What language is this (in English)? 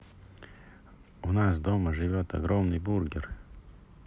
Russian